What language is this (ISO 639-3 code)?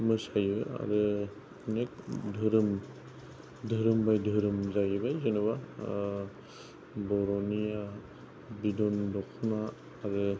brx